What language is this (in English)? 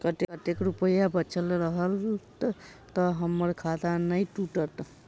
Maithili